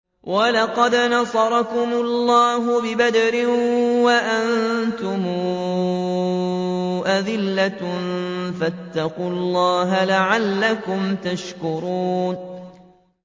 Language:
Arabic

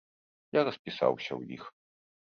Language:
Belarusian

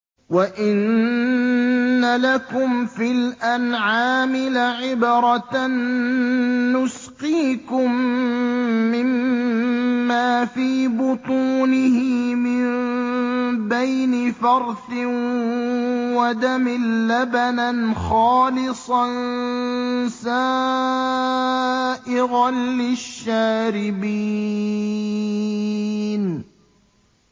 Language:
Arabic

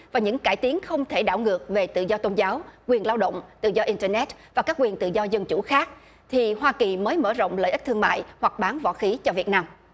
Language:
Vietnamese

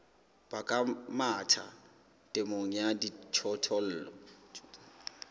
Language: Southern Sotho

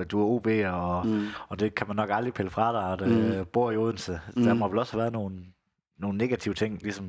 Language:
Danish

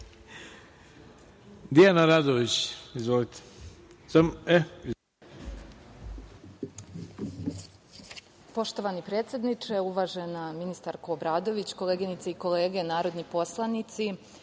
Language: Serbian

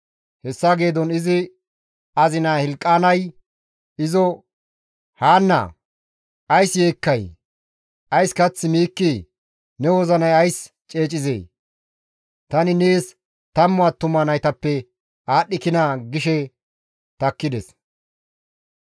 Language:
Gamo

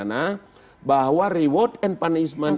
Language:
Indonesian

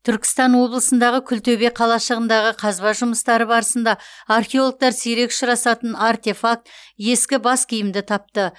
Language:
Kazakh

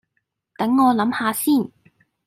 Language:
Cantonese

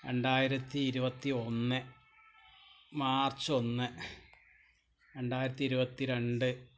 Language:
Malayalam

